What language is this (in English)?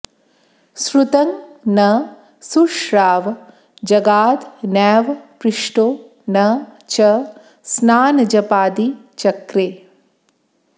Sanskrit